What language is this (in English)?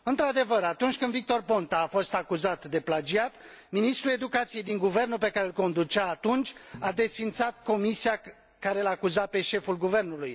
Romanian